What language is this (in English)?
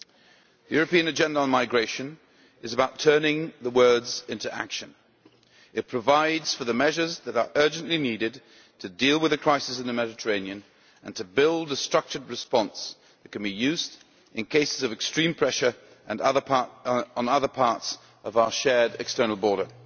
English